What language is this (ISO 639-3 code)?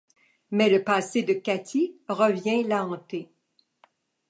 fra